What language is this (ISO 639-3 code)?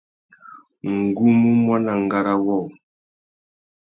bag